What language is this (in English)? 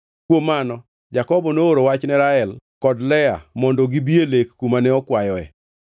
Luo (Kenya and Tanzania)